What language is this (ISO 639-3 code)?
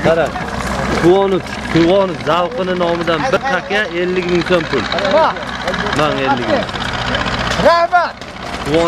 tur